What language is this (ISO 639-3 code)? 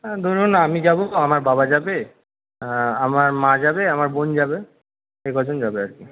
ben